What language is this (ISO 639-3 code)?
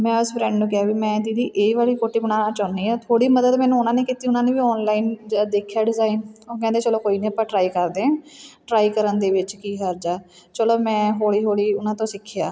pan